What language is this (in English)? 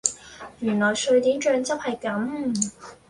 Cantonese